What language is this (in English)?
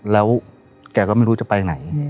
Thai